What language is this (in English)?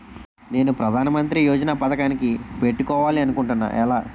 Telugu